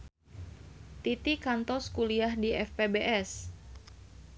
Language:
Sundanese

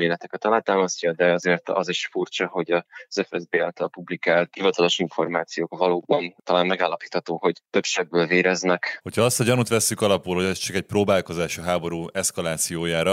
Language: Hungarian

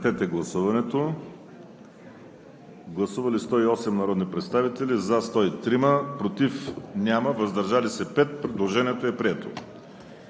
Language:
Bulgarian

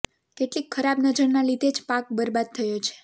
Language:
Gujarati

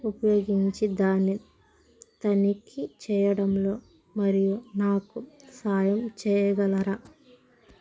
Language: Telugu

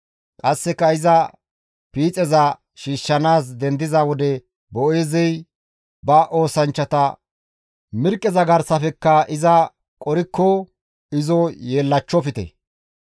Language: Gamo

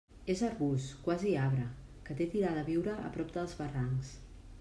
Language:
Catalan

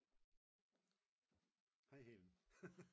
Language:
Danish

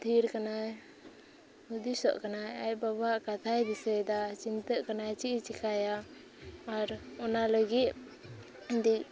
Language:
Santali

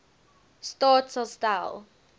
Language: Afrikaans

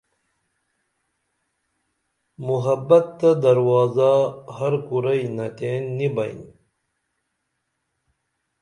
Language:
Dameli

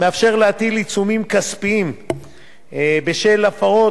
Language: Hebrew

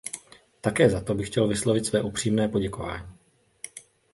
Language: Czech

